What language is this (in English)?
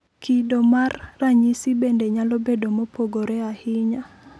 Luo (Kenya and Tanzania)